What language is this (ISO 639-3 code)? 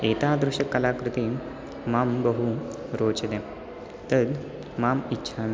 san